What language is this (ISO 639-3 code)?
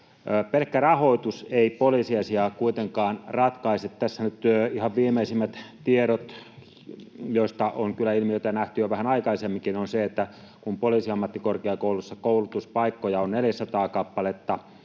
fin